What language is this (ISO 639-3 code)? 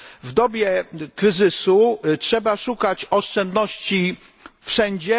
pol